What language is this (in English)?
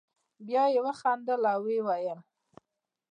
Pashto